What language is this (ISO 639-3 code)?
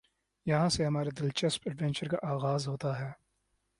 urd